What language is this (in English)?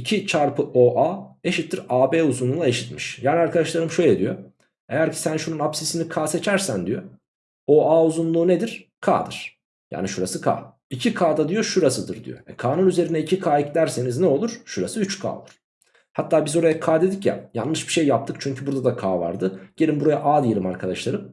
Turkish